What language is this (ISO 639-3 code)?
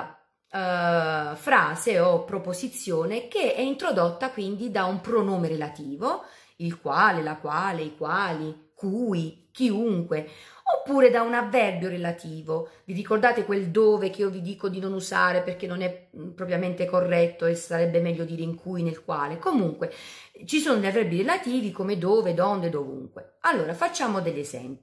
ita